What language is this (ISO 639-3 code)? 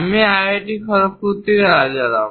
ben